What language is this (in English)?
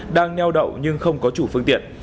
Vietnamese